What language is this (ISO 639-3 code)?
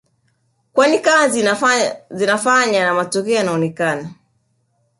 swa